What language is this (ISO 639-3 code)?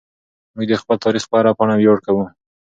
pus